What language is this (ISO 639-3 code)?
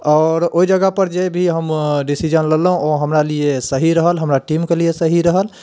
mai